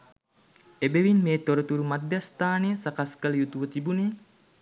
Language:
Sinhala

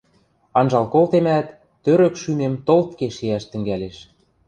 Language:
Western Mari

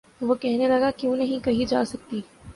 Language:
Urdu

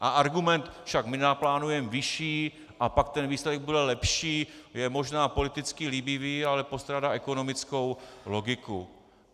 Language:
Czech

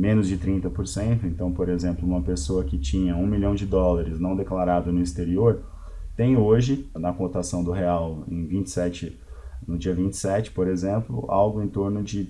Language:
Portuguese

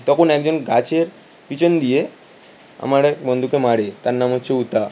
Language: Bangla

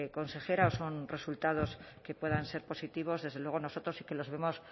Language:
Spanish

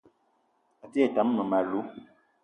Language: Eton (Cameroon)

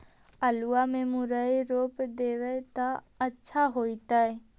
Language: Magahi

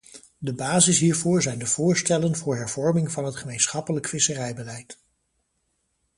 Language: Dutch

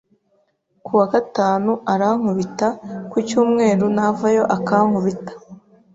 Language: Kinyarwanda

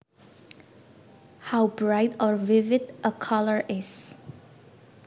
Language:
Javanese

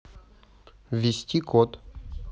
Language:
Russian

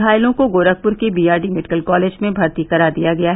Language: Hindi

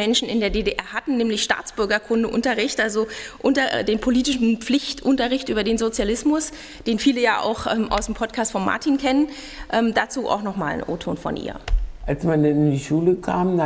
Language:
German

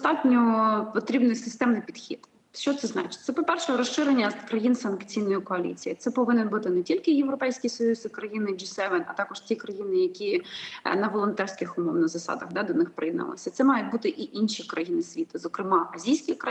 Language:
Ukrainian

